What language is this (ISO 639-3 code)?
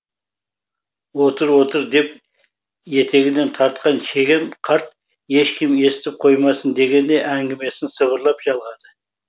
kaz